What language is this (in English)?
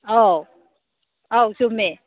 Manipuri